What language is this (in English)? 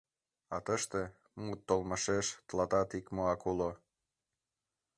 Mari